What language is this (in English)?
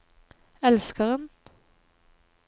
Norwegian